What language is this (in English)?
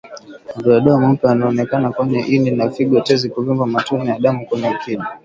Swahili